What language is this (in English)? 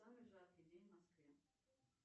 Russian